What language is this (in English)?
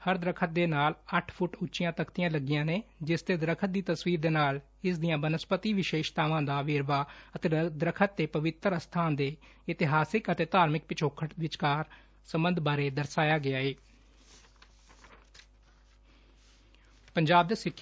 Punjabi